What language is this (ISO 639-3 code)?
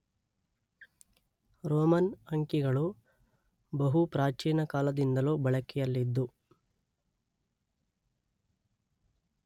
kan